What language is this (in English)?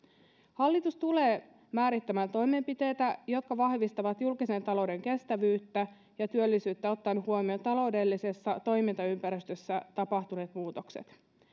Finnish